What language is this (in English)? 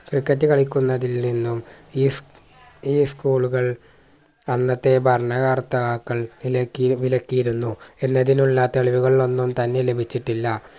Malayalam